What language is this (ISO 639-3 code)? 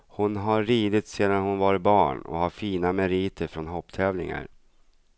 swe